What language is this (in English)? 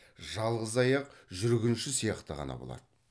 Kazakh